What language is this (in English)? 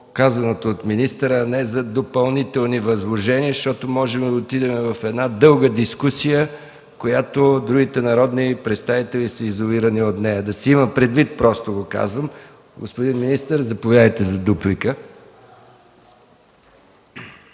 Bulgarian